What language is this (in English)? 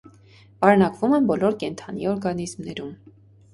Armenian